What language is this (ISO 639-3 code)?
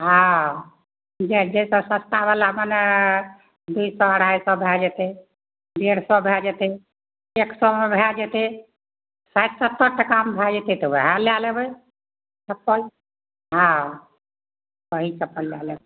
mai